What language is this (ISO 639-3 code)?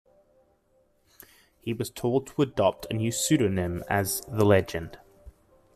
eng